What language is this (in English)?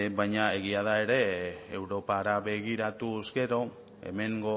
Basque